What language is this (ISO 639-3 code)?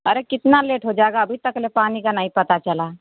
hin